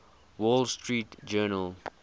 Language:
English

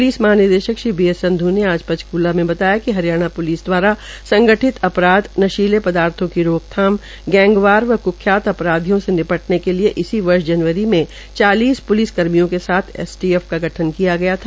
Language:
Hindi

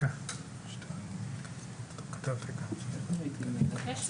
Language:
Hebrew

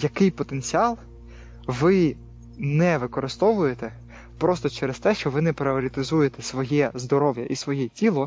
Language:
Ukrainian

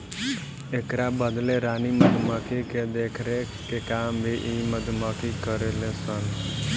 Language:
Bhojpuri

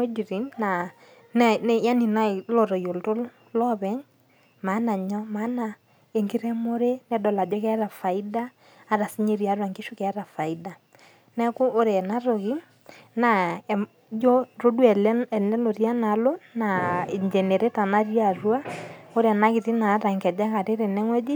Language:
Masai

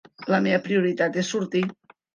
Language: Catalan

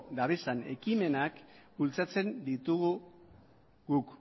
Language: Basque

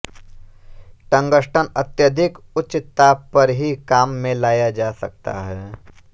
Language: Hindi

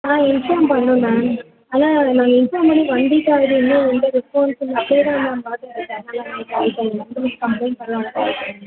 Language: Tamil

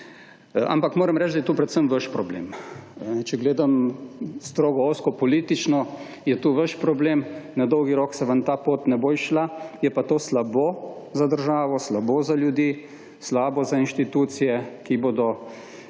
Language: Slovenian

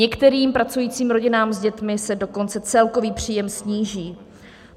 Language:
Czech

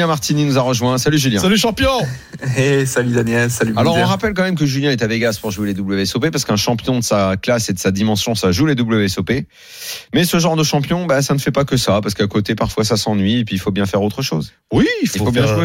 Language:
French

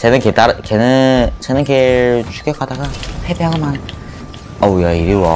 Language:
Korean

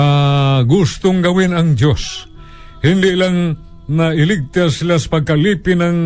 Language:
Filipino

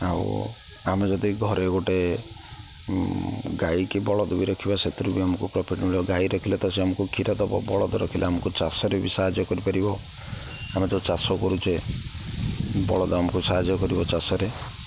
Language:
Odia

